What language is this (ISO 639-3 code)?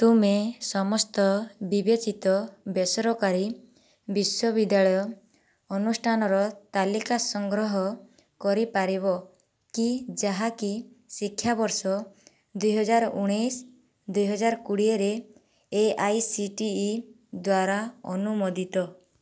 ori